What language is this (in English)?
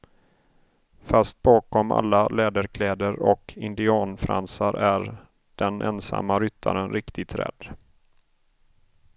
Swedish